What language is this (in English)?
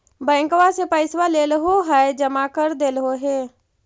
Magahi